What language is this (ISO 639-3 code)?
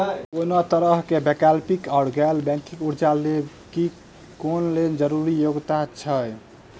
mai